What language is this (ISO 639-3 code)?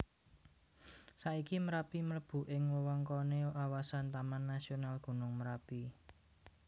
jav